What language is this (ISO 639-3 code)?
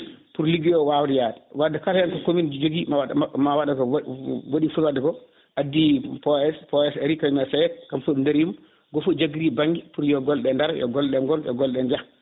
ful